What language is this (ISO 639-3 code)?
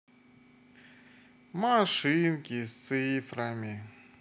rus